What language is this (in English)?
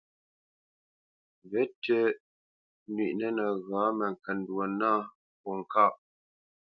Bamenyam